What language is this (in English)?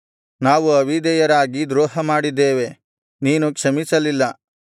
Kannada